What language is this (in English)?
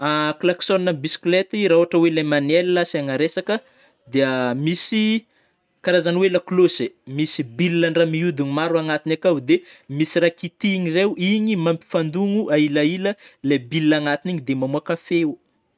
Northern Betsimisaraka Malagasy